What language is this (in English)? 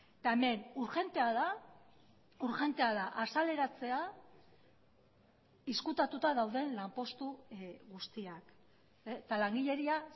Basque